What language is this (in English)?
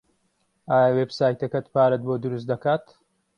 Central Kurdish